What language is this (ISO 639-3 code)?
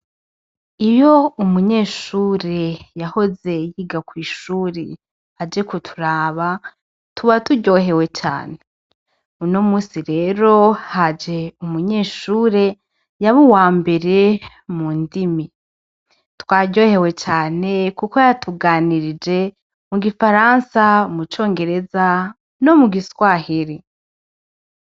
run